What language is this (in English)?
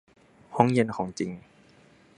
Thai